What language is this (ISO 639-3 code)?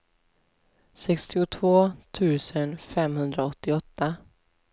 swe